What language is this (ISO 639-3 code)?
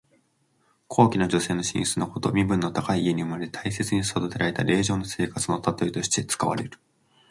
jpn